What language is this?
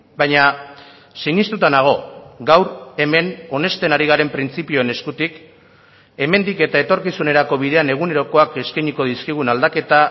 Basque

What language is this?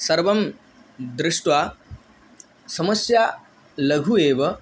Sanskrit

